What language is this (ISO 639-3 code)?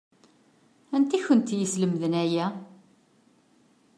kab